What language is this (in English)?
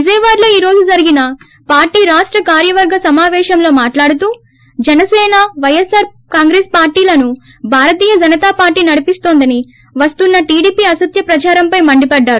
Telugu